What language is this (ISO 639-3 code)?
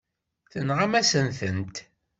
kab